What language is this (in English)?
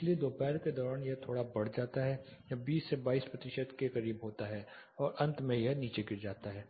Hindi